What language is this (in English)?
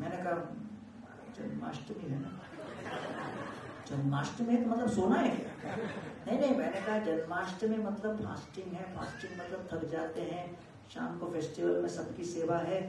Hindi